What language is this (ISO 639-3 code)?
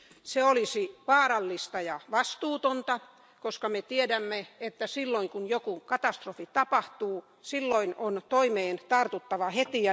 fin